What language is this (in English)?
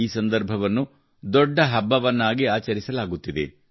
Kannada